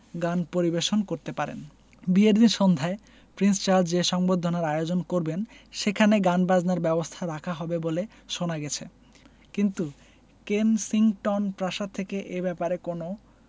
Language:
Bangla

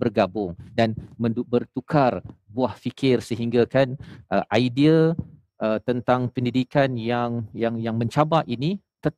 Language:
Malay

